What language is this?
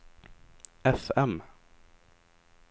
Swedish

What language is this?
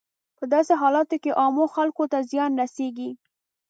Pashto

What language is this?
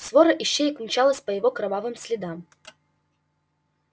Russian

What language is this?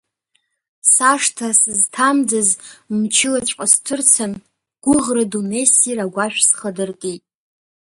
Abkhazian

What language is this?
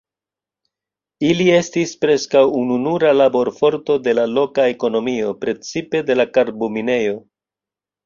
Esperanto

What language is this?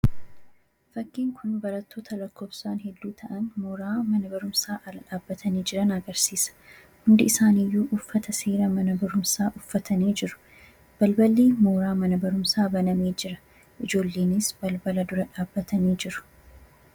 Oromo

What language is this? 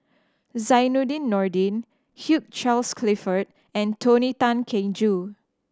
English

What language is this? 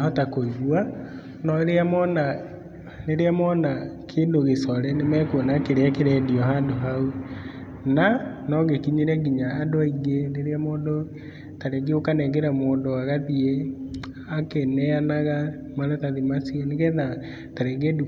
Kikuyu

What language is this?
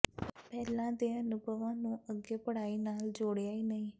Punjabi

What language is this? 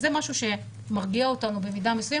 Hebrew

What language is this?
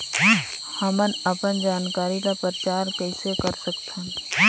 Chhattisgarhi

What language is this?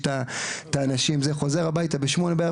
Hebrew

